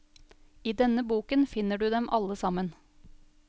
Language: Norwegian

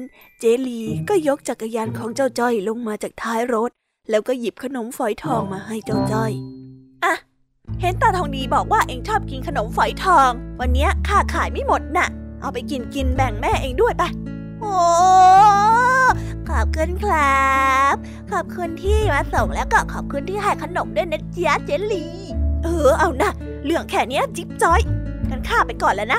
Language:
Thai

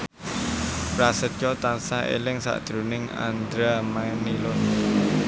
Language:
Javanese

